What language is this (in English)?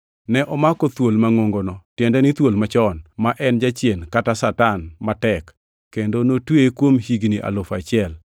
Luo (Kenya and Tanzania)